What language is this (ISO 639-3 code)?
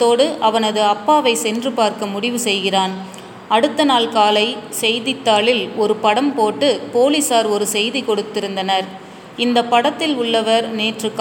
tam